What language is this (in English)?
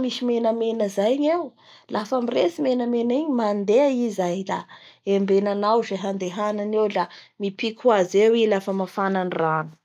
Bara Malagasy